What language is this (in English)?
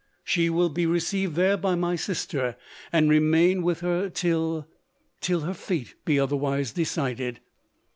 English